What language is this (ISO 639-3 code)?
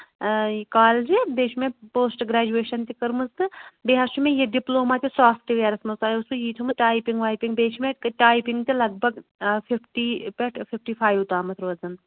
kas